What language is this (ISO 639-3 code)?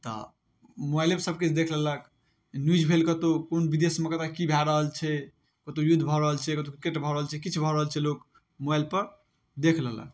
mai